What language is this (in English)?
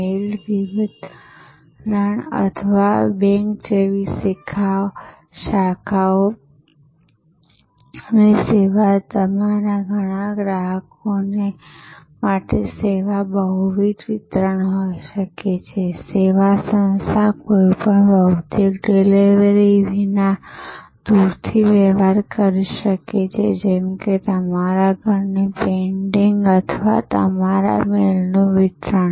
Gujarati